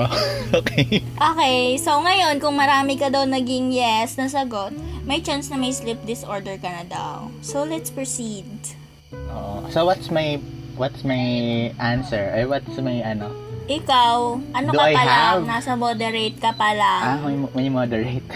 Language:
Filipino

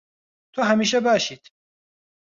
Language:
Central Kurdish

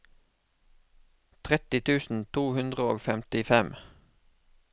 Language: Norwegian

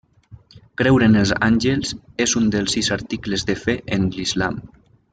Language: Catalan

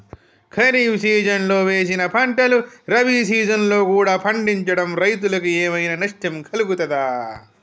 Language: Telugu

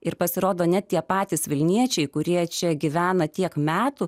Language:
Lithuanian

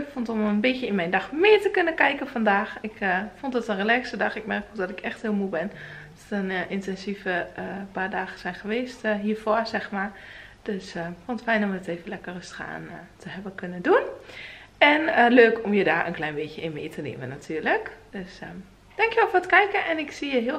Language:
Dutch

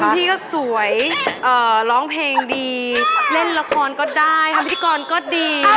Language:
Thai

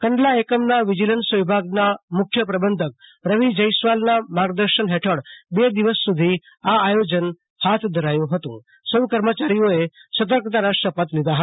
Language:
Gujarati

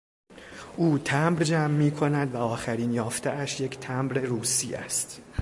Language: Persian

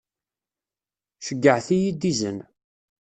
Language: Kabyle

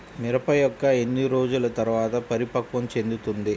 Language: Telugu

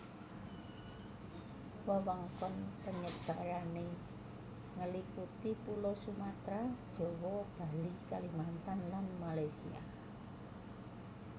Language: Javanese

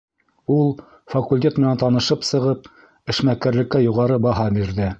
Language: Bashkir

